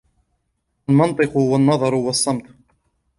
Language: Arabic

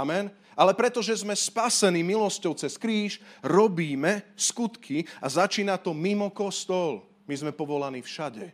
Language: Slovak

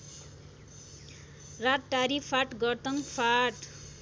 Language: Nepali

